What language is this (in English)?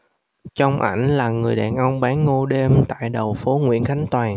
Vietnamese